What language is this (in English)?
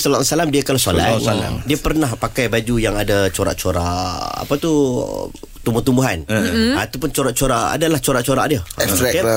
Malay